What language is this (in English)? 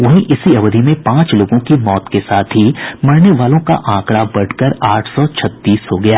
Hindi